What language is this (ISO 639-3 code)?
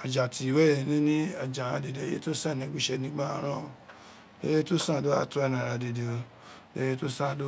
its